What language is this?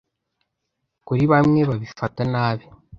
Kinyarwanda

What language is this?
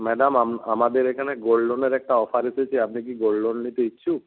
Bangla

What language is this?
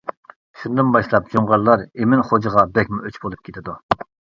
Uyghur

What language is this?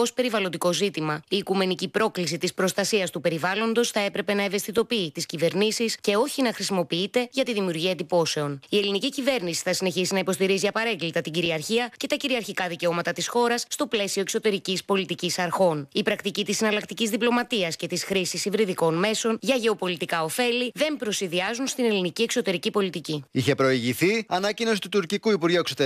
Greek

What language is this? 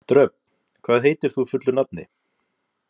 Icelandic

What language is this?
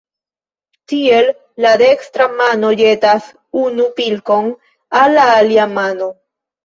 Esperanto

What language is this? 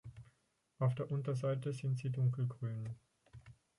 German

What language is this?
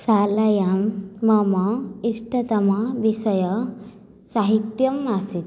Sanskrit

